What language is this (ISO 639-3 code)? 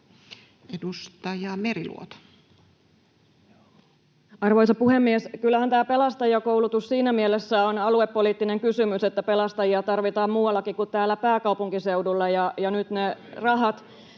fin